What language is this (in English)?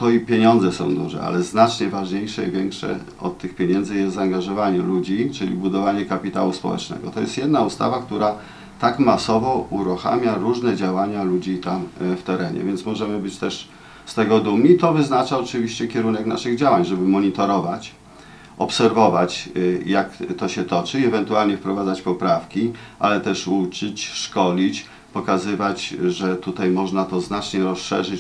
Polish